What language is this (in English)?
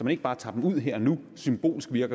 Danish